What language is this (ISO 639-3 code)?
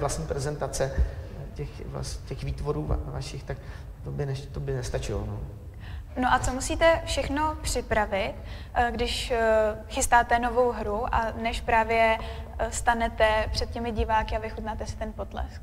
ces